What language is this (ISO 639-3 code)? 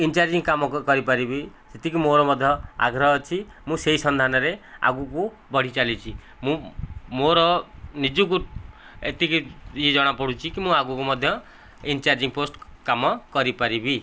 ori